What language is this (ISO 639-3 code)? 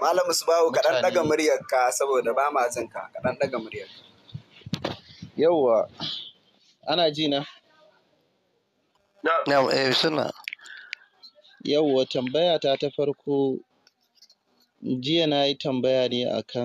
ara